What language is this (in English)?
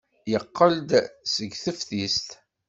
Kabyle